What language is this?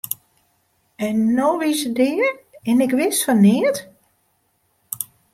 Western Frisian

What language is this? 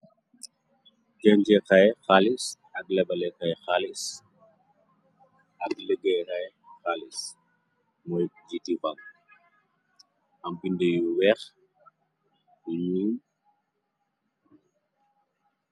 Wolof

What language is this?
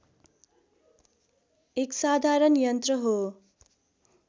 Nepali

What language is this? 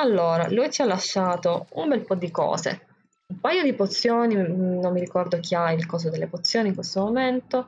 Italian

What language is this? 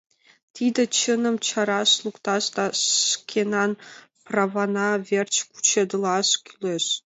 Mari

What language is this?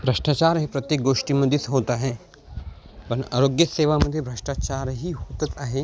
Marathi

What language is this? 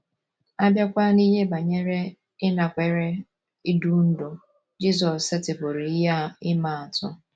Igbo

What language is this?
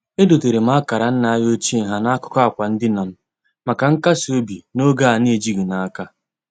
Igbo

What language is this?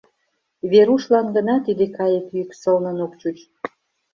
Mari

